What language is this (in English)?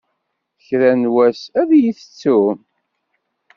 Kabyle